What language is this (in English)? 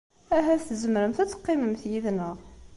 Kabyle